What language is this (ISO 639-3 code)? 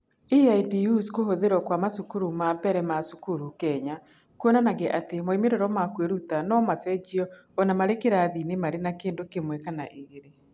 kik